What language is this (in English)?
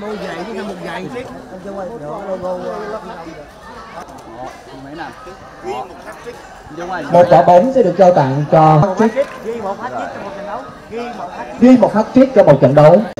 Vietnamese